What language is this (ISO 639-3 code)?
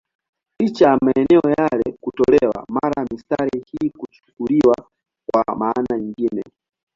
swa